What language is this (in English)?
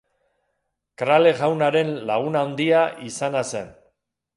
Basque